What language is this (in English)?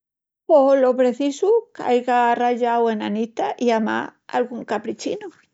Extremaduran